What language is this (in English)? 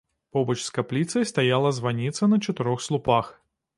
Belarusian